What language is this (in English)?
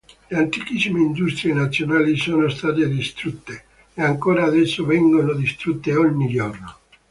Italian